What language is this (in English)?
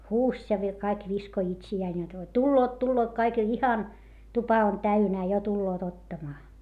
Finnish